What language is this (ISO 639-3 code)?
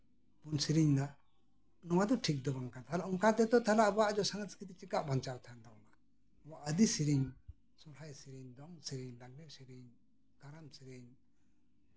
sat